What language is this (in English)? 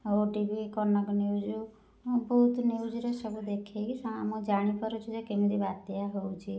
Odia